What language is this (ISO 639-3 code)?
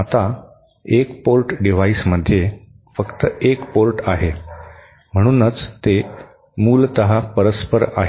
mar